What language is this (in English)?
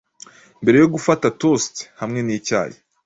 Kinyarwanda